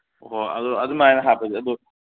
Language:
Manipuri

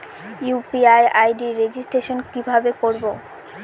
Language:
Bangla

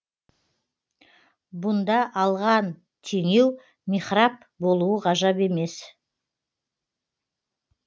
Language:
Kazakh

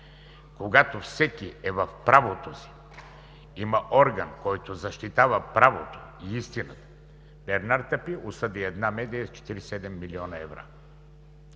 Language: Bulgarian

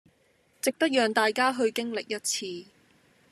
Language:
Cantonese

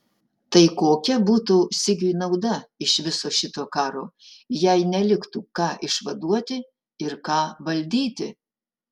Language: Lithuanian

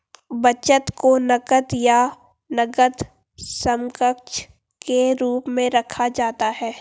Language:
Hindi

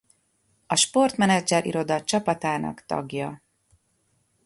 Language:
Hungarian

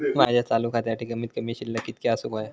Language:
Marathi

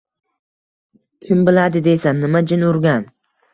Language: Uzbek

